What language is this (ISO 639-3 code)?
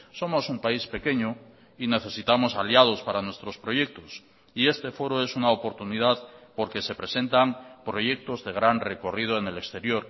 spa